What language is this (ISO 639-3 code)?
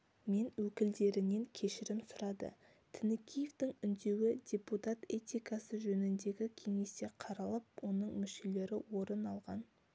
kaz